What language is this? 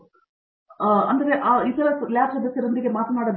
Kannada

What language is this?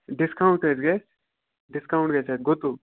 Kashmiri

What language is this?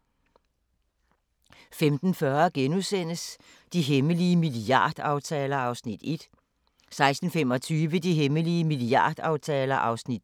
Danish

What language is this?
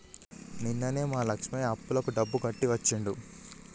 Telugu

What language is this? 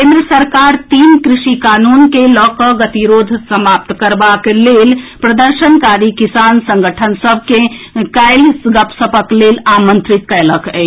Maithili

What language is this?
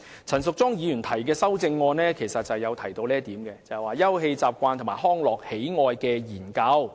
Cantonese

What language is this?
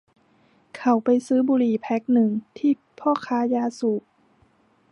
Thai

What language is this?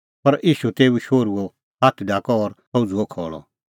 Kullu Pahari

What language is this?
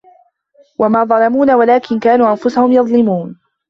Arabic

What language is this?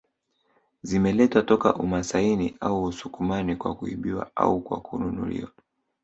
Swahili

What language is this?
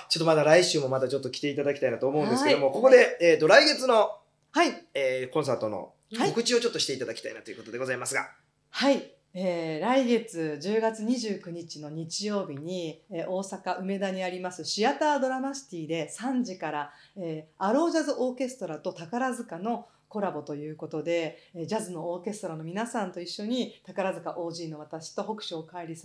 Japanese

